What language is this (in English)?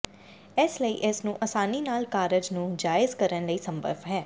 Punjabi